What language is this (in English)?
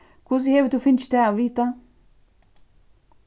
Faroese